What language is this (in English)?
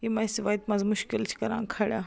Kashmiri